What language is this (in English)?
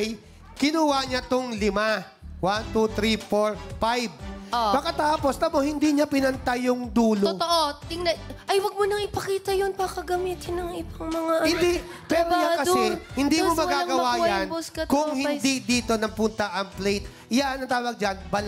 Filipino